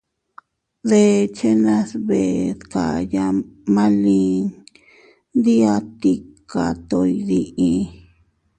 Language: Teutila Cuicatec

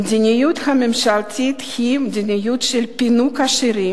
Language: Hebrew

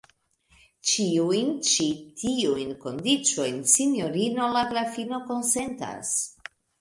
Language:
Esperanto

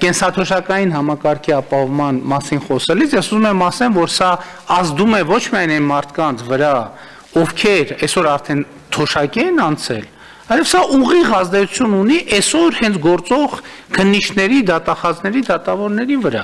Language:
Romanian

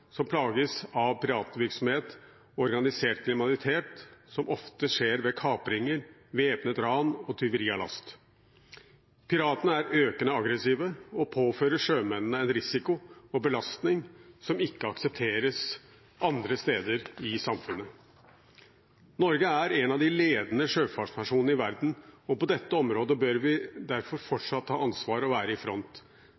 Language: Norwegian Bokmål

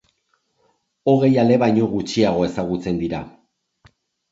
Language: Basque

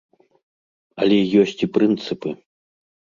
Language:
Belarusian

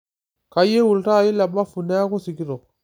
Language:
Masai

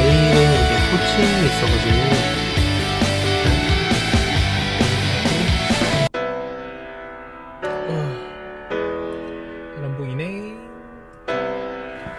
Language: Korean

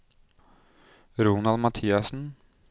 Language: Norwegian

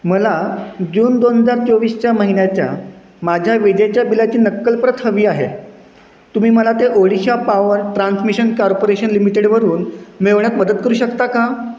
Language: Marathi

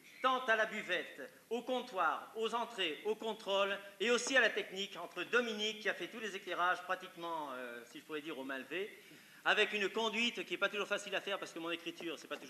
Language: French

